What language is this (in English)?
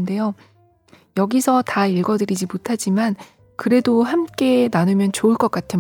Korean